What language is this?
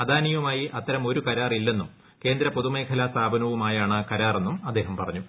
Malayalam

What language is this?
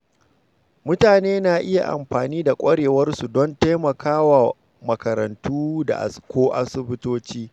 Hausa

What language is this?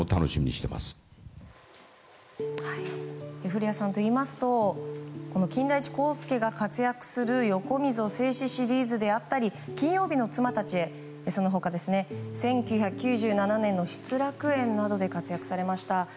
Japanese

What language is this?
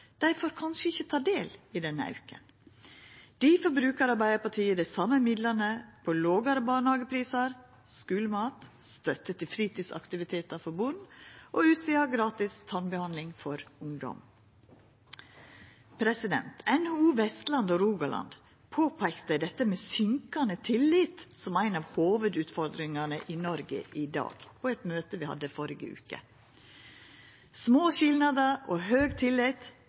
Norwegian Nynorsk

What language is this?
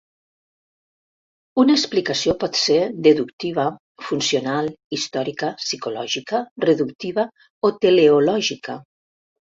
Catalan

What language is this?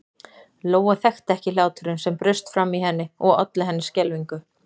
Icelandic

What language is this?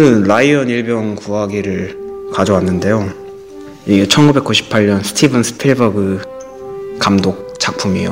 Korean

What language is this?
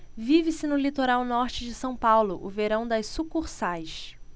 Portuguese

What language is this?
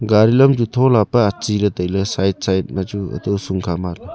Wancho Naga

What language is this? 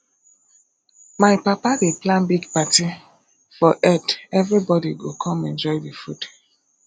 Nigerian Pidgin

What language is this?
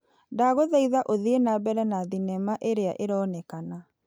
Kikuyu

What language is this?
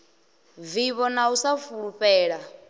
Venda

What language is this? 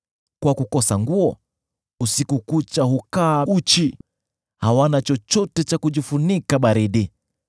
Swahili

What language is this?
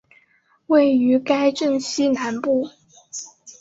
Chinese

